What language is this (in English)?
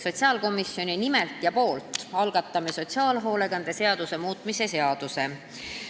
Estonian